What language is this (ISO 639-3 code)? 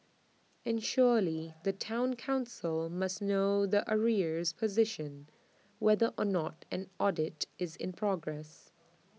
eng